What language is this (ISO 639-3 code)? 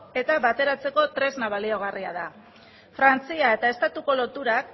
eus